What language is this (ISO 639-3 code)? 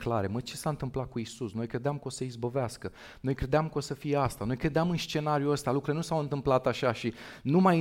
ron